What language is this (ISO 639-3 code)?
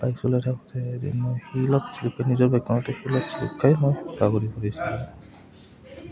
asm